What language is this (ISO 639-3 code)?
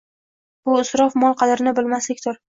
uzb